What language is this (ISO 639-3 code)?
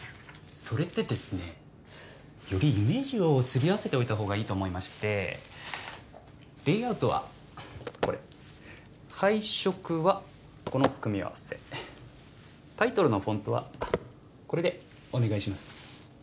jpn